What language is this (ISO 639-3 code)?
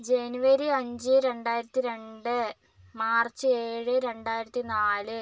mal